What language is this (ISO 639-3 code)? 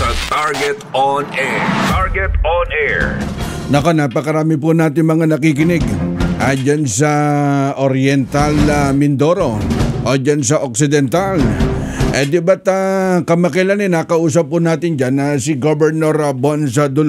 fil